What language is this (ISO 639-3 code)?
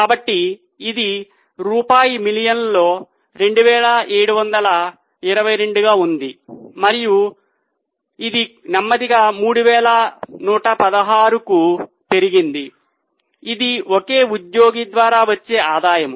tel